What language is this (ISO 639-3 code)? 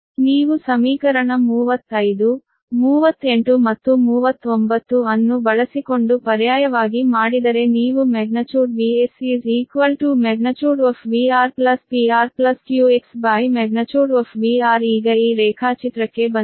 kan